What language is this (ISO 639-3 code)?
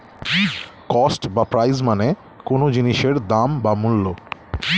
ben